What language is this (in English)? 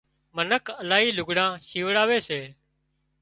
Wadiyara Koli